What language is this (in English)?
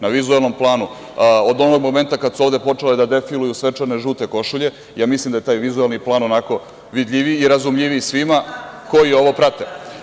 Serbian